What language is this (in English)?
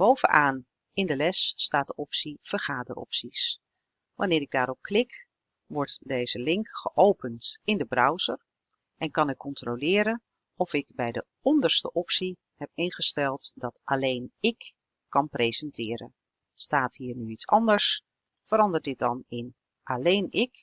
Dutch